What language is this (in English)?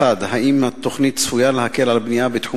Hebrew